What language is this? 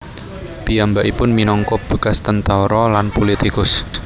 Javanese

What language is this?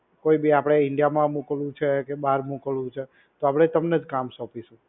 Gujarati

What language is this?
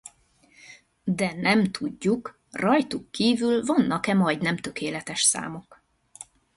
Hungarian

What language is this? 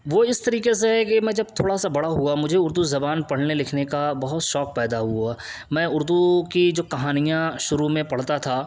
Urdu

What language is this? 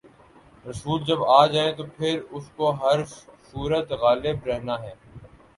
Urdu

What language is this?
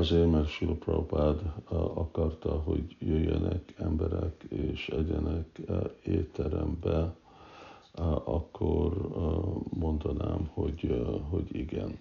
Hungarian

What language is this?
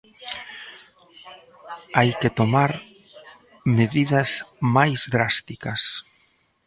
Galician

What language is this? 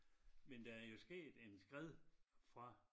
Danish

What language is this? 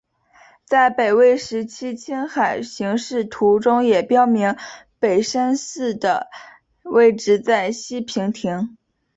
Chinese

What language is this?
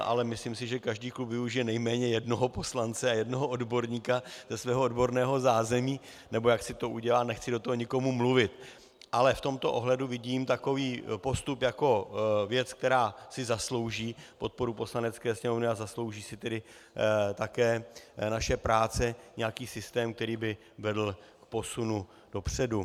Czech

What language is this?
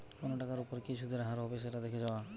Bangla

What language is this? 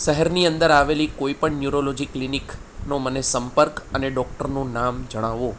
Gujarati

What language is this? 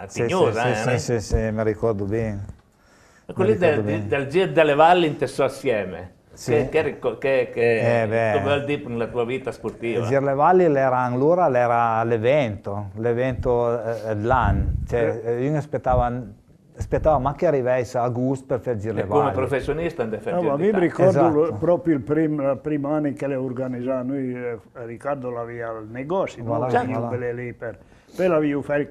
Italian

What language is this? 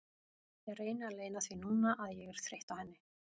Icelandic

